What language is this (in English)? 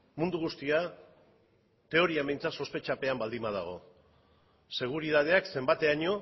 Basque